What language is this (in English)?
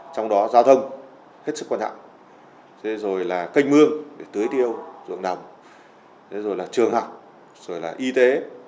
Vietnamese